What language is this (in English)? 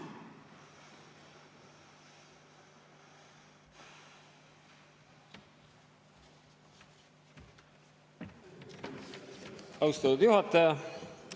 Estonian